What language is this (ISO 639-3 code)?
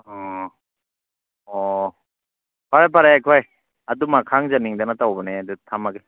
mni